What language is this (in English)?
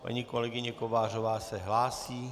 Czech